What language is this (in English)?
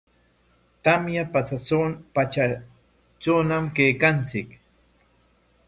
Corongo Ancash Quechua